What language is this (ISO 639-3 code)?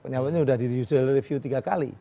ind